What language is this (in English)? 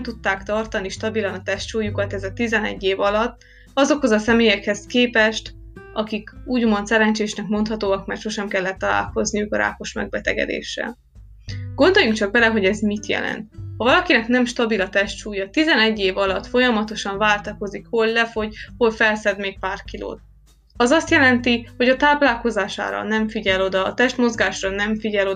Hungarian